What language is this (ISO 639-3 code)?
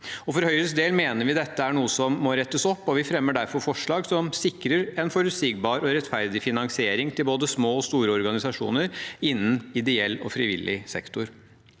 nor